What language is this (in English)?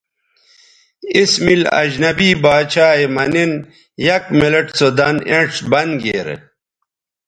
Bateri